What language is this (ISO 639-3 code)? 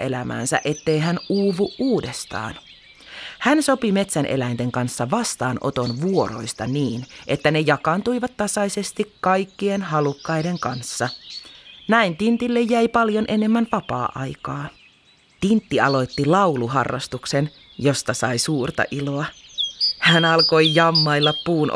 fin